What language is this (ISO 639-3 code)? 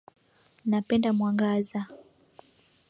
swa